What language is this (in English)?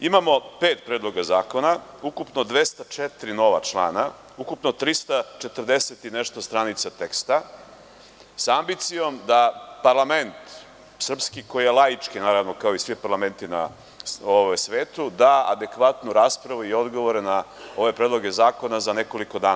Serbian